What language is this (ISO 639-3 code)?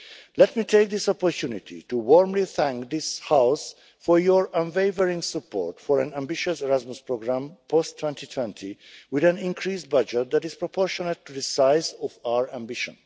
eng